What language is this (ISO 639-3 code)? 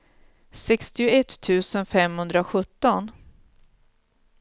swe